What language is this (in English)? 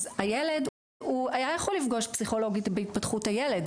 Hebrew